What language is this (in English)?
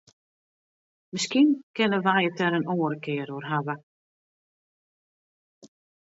Western Frisian